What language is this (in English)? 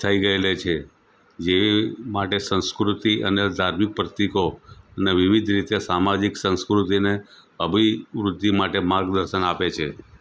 Gujarati